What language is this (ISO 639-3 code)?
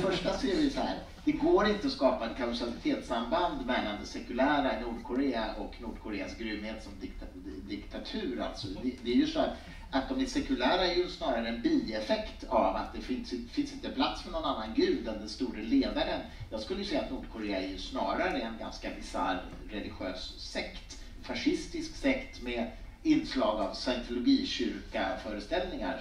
swe